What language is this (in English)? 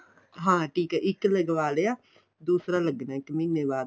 Punjabi